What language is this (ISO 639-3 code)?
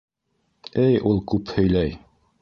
bak